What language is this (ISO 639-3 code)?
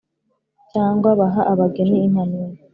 kin